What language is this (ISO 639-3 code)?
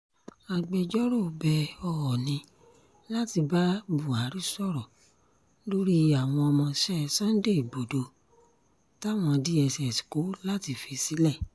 yor